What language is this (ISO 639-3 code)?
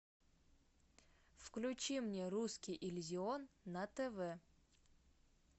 rus